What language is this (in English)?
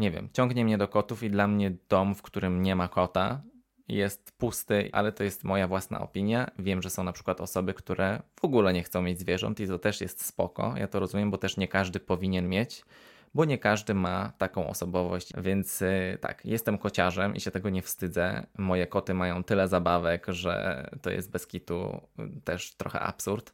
Polish